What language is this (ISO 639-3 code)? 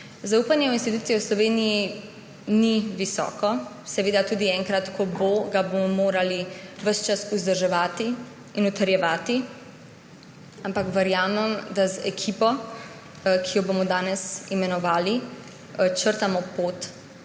slv